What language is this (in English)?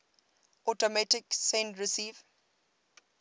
English